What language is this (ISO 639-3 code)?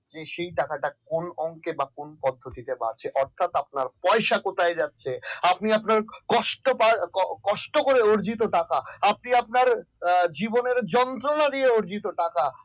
ben